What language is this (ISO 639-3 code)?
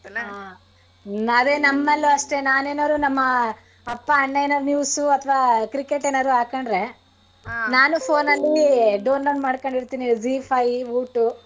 kan